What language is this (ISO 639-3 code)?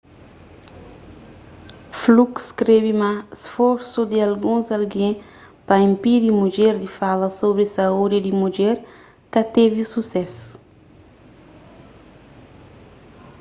kea